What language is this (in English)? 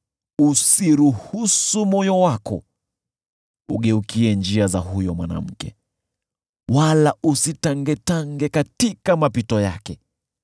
Swahili